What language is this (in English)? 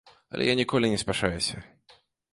Belarusian